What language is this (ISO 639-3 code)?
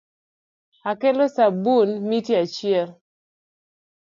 luo